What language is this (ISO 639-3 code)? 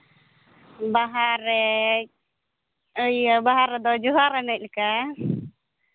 sat